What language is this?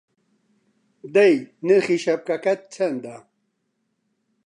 Central Kurdish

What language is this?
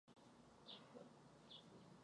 Czech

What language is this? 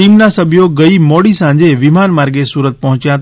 Gujarati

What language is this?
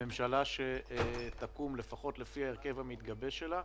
Hebrew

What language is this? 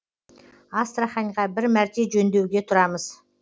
Kazakh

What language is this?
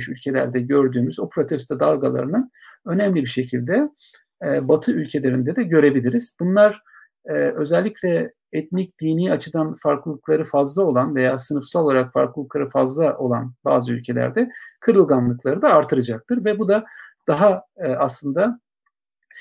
Turkish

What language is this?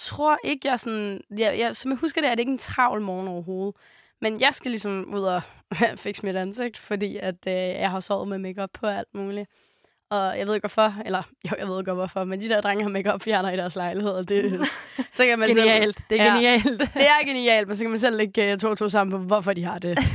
Danish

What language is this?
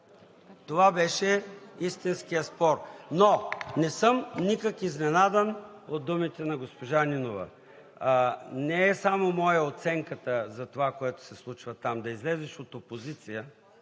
Bulgarian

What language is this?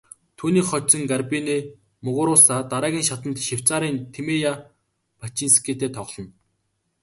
Mongolian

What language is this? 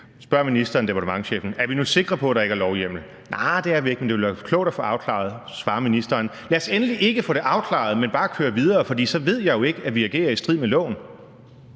Danish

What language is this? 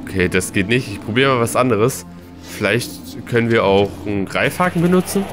German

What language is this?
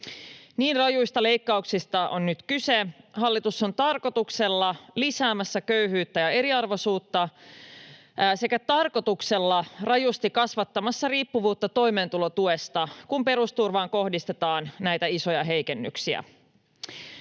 Finnish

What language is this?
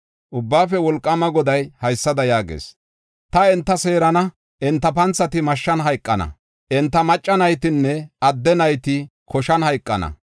Gofa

